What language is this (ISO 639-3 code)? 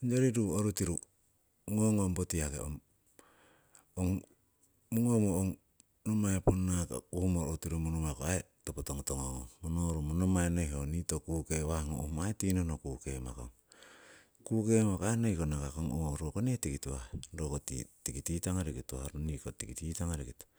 siw